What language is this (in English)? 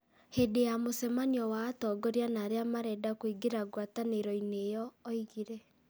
Kikuyu